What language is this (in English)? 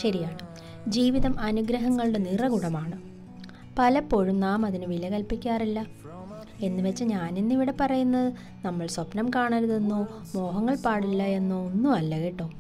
Malayalam